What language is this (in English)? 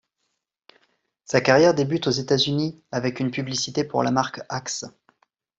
French